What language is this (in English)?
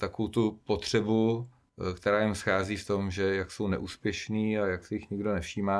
Czech